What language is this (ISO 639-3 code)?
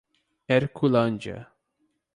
por